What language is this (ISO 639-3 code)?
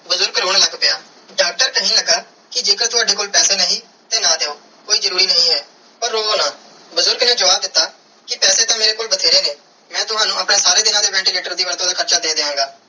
pan